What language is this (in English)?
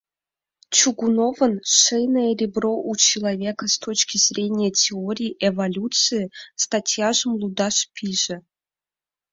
Mari